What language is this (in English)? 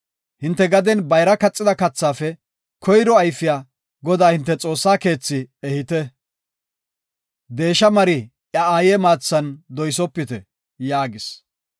Gofa